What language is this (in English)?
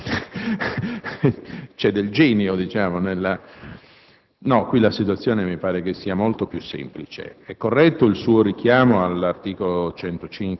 Italian